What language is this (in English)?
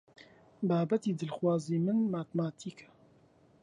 Central Kurdish